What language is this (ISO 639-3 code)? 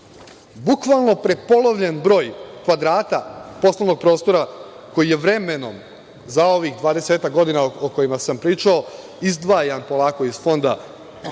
srp